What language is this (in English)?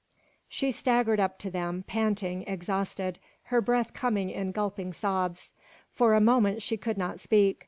English